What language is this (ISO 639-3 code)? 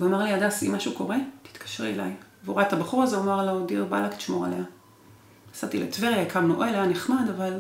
heb